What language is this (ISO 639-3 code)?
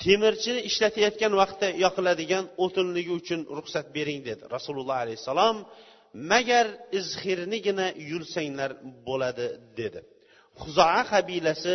bul